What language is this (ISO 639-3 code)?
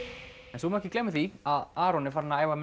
isl